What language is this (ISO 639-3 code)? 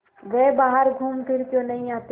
hin